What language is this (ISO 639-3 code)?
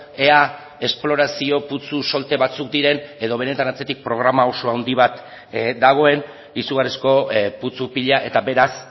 eus